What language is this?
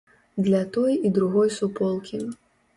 Belarusian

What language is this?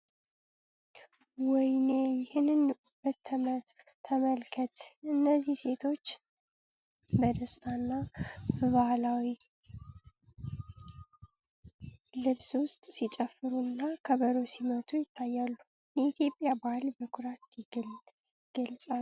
Amharic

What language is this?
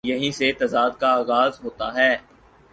Urdu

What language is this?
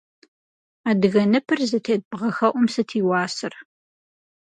Kabardian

